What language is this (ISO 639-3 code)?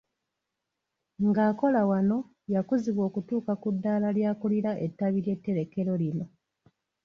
lug